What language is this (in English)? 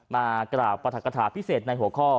Thai